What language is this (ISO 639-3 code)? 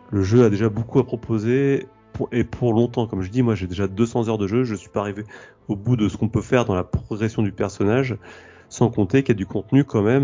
fra